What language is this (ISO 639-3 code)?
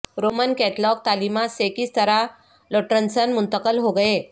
urd